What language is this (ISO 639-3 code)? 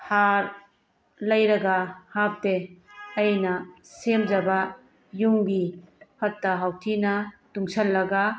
mni